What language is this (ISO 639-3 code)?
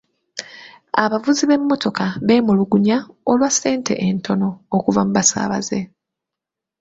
lug